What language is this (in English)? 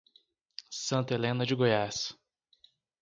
Portuguese